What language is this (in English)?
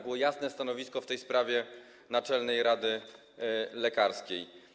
Polish